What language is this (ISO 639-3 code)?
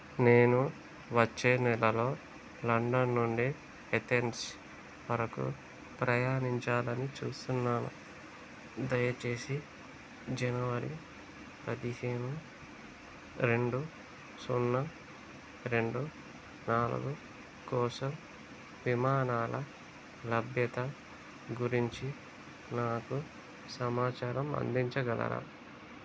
tel